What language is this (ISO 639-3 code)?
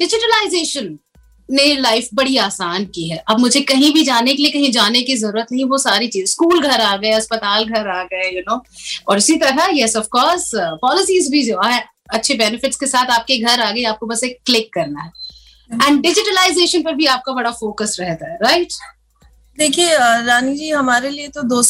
hin